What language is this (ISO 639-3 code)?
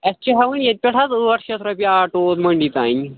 kas